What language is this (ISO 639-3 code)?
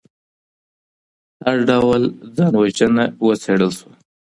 pus